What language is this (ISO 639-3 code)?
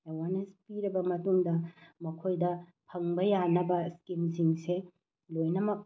mni